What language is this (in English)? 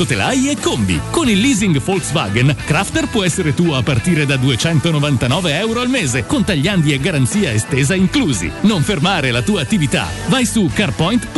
Italian